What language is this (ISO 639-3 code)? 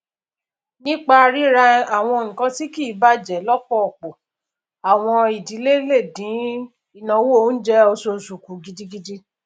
yor